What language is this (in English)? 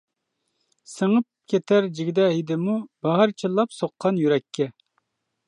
Uyghur